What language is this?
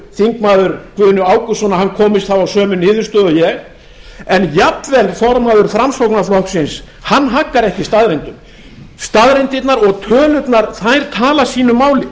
Icelandic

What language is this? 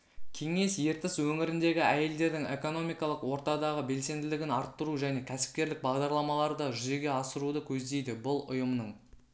Kazakh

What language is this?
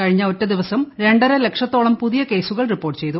Malayalam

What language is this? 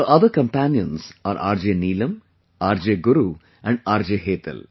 English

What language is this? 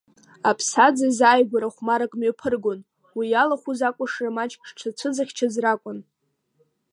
Abkhazian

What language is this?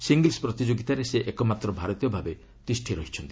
Odia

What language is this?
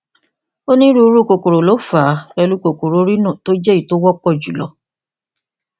Yoruba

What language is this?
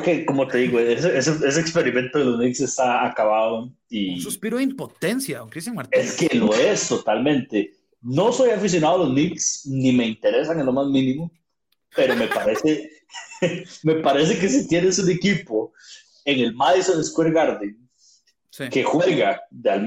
Spanish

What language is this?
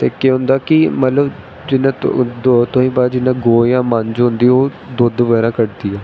Dogri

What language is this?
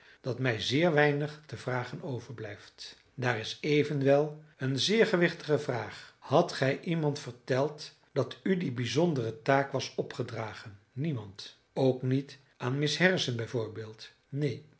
Dutch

